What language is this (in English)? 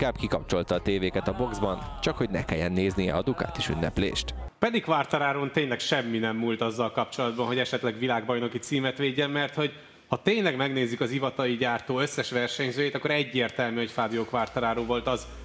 Hungarian